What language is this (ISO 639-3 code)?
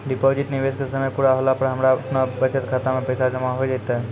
mai